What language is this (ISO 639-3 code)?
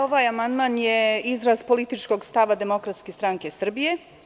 srp